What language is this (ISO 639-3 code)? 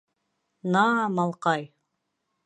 bak